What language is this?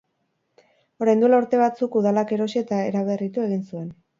Basque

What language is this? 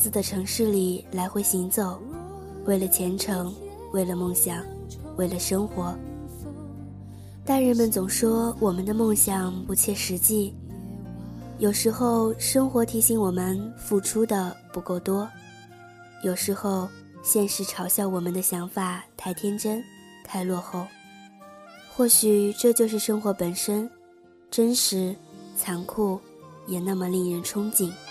Chinese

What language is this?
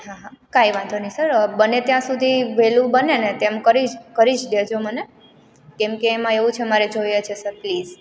Gujarati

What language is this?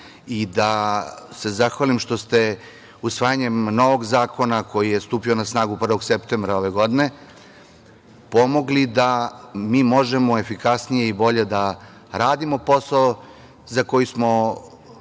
Serbian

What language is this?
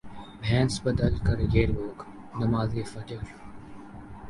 Urdu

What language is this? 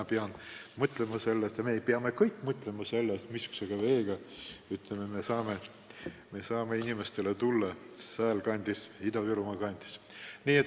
Estonian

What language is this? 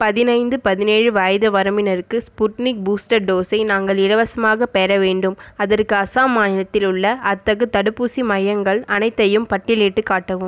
Tamil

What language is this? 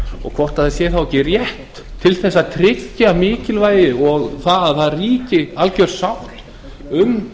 Icelandic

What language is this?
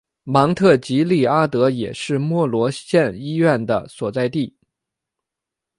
Chinese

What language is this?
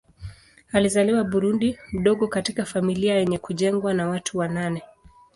Swahili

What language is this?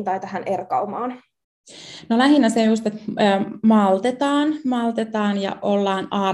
Finnish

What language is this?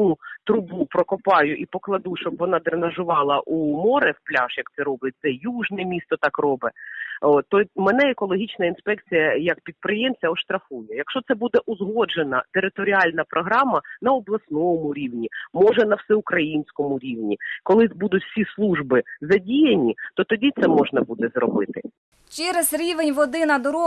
Ukrainian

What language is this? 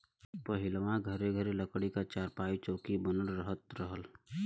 Bhojpuri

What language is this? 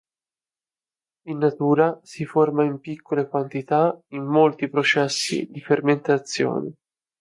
Italian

